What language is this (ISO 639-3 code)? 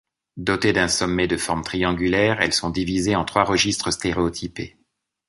fra